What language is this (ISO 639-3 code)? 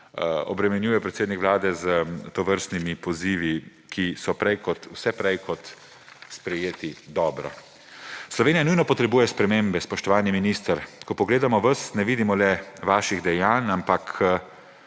slv